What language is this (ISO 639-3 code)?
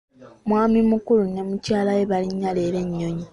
lug